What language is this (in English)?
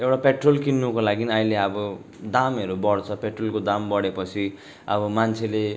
Nepali